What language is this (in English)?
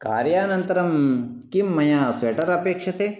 Sanskrit